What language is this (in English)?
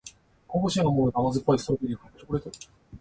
Japanese